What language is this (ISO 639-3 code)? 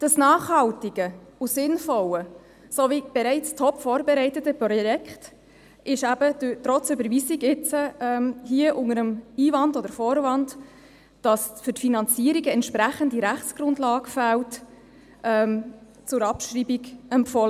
gsw